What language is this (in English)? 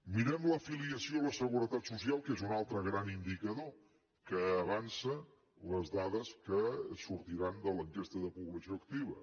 Catalan